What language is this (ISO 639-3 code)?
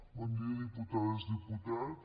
cat